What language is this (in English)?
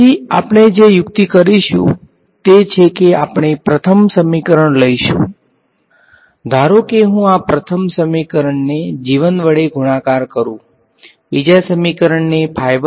Gujarati